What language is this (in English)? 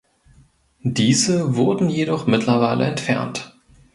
German